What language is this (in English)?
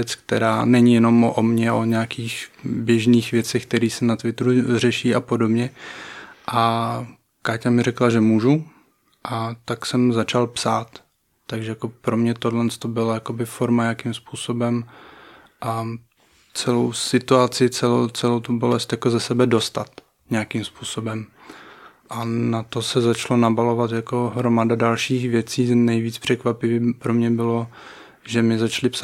Czech